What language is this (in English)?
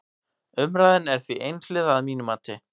Icelandic